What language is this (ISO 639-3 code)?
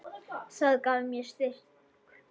isl